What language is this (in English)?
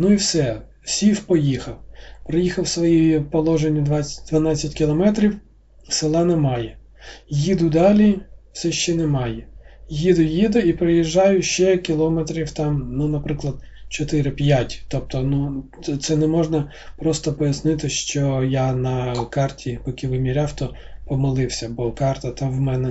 Ukrainian